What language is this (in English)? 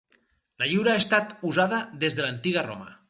Catalan